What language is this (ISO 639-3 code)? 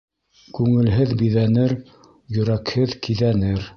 bak